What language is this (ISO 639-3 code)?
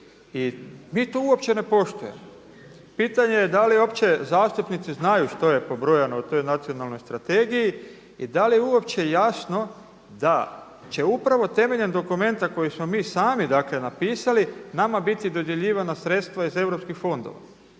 hrv